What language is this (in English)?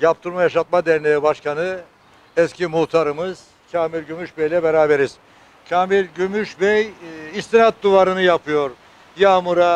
Turkish